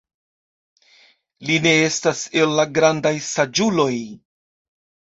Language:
Esperanto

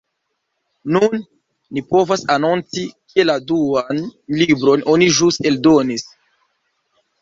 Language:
Esperanto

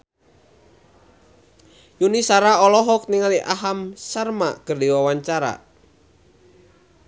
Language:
Sundanese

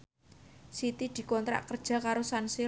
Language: Javanese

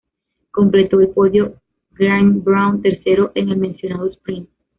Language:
Spanish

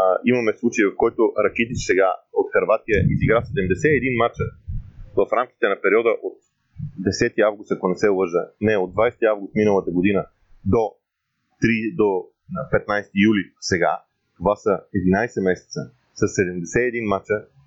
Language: Bulgarian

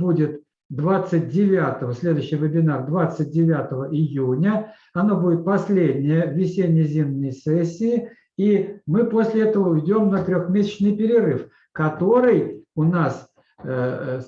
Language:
Russian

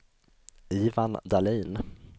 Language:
Swedish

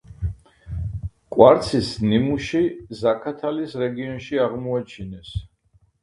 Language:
Georgian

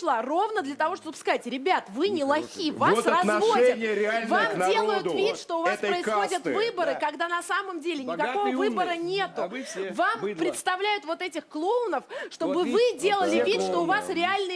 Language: Russian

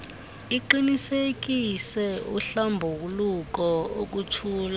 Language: Xhosa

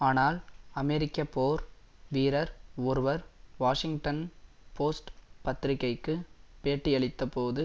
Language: Tamil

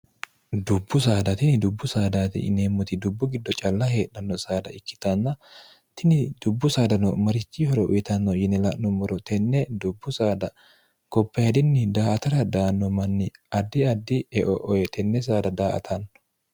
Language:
Sidamo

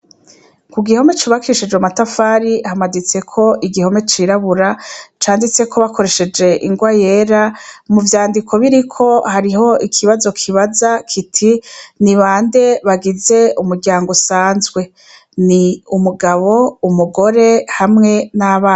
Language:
Rundi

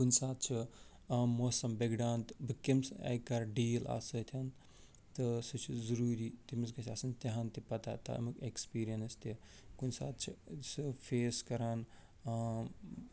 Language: Kashmiri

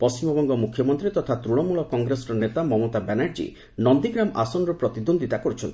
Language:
Odia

